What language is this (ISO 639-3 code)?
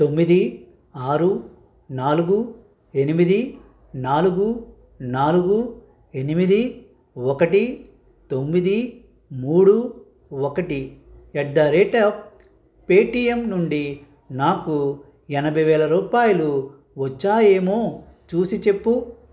tel